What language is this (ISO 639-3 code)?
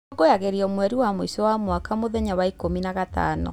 kik